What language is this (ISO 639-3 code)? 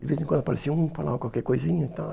por